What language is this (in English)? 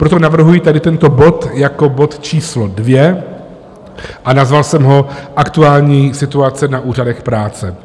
Czech